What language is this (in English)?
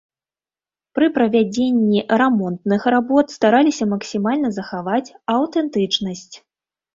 Belarusian